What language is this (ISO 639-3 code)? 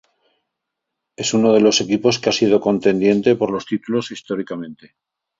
spa